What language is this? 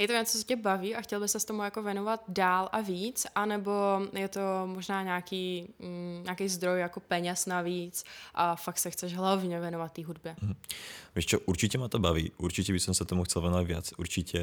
Czech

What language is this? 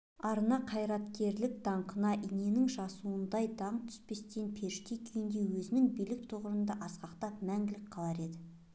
Kazakh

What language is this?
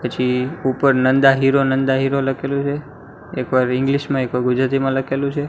Gujarati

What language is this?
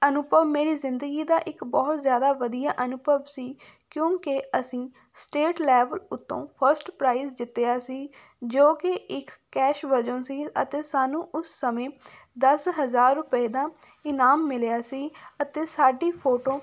Punjabi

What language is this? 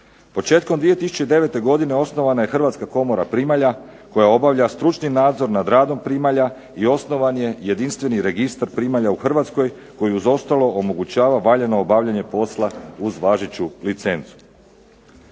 Croatian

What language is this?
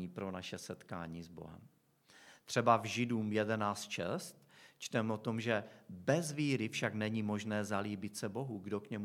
Czech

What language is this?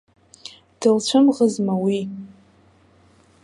Abkhazian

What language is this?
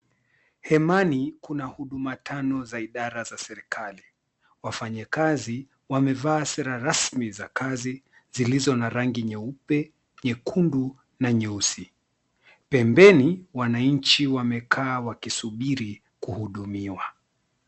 Swahili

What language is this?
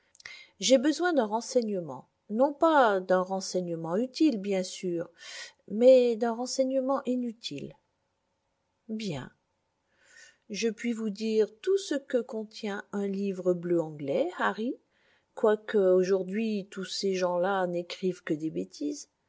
French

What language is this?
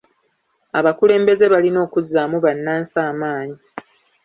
Ganda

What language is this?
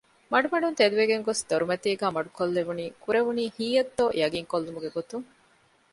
Divehi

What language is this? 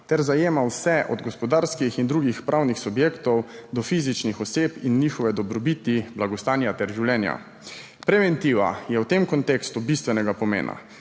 Slovenian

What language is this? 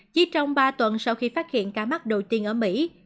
Vietnamese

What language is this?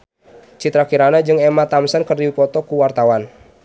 Sundanese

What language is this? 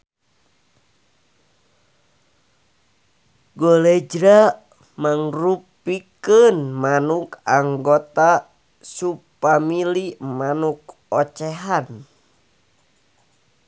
Sundanese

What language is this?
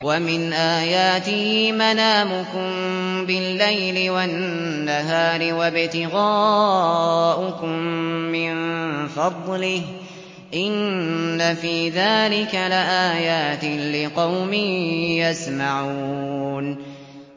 Arabic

